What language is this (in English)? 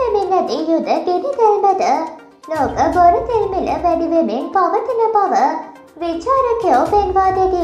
Turkish